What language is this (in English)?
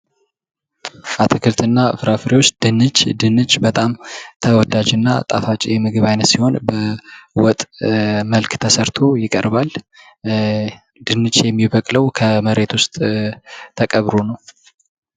Amharic